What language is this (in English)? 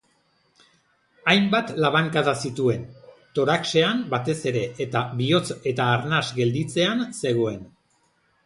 Basque